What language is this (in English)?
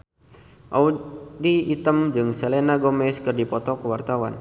Sundanese